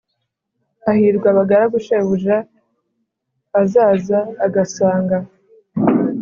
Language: Kinyarwanda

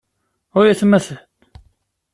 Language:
Kabyle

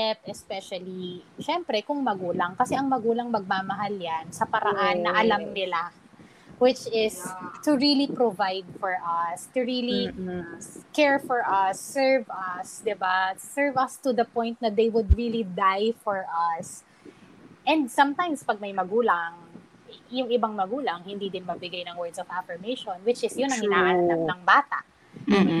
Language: Filipino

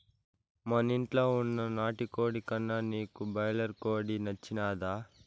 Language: Telugu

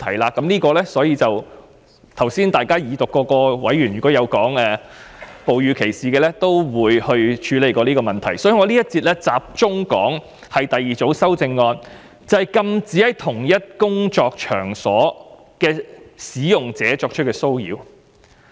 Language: Cantonese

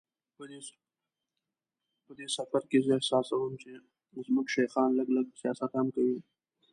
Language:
Pashto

